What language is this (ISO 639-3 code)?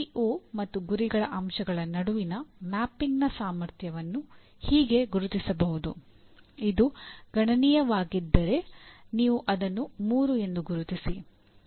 kan